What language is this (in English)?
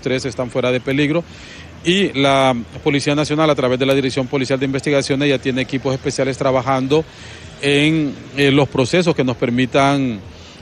Spanish